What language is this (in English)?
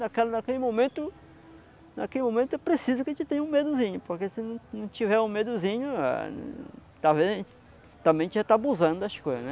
Portuguese